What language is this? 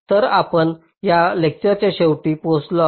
Marathi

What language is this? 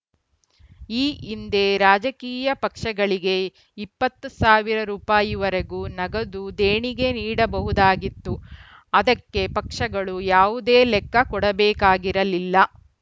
Kannada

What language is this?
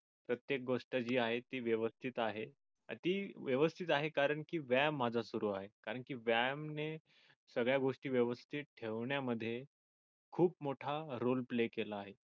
Marathi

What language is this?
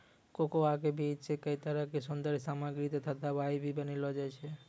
Maithili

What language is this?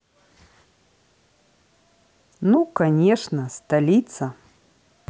Russian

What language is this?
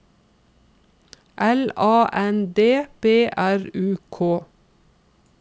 Norwegian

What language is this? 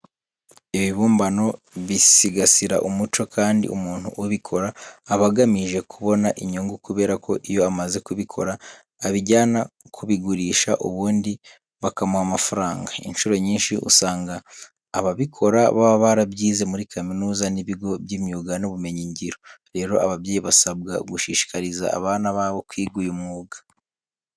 Kinyarwanda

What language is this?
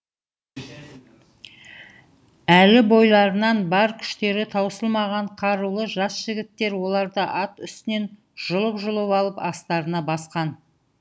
Kazakh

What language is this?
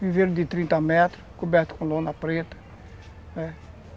Portuguese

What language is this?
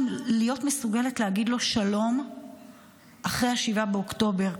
Hebrew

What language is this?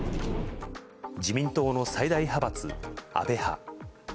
Japanese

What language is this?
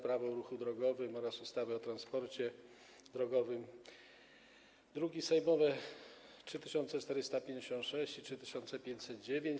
Polish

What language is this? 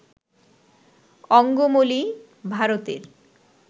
Bangla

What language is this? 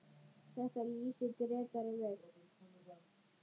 Icelandic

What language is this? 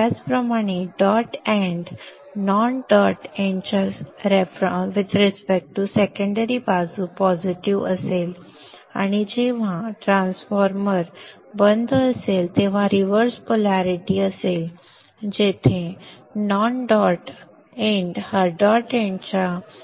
Marathi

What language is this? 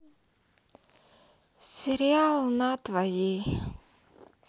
Russian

